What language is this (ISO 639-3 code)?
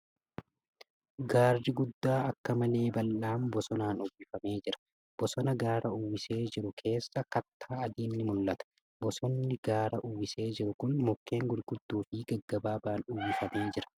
orm